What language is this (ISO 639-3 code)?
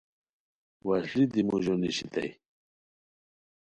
khw